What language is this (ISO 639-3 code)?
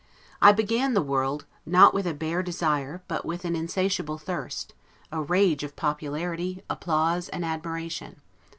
eng